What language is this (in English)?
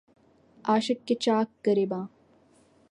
Urdu